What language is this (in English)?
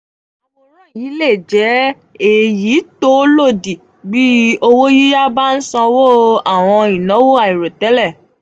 Yoruba